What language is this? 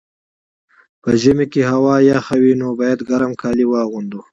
Pashto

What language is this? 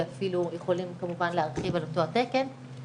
Hebrew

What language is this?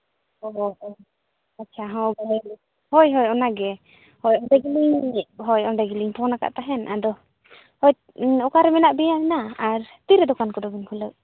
Santali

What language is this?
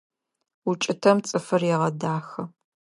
Adyghe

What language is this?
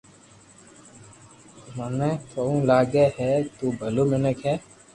Loarki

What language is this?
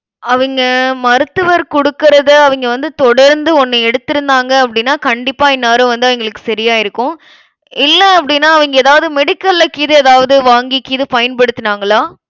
Tamil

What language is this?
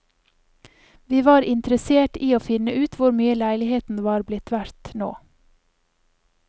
Norwegian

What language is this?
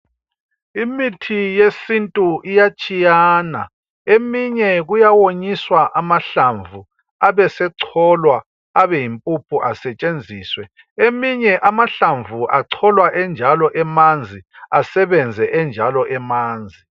North Ndebele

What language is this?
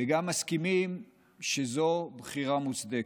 Hebrew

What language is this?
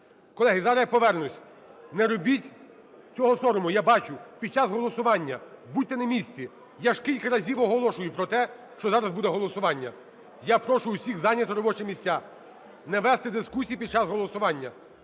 Ukrainian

